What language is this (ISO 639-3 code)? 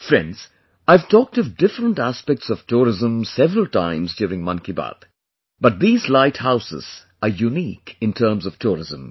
eng